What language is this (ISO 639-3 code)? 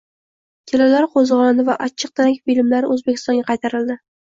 uzb